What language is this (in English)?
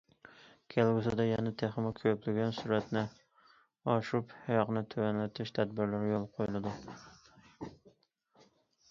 Uyghur